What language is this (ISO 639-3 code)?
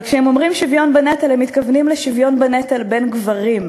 heb